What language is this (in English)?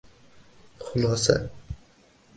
Uzbek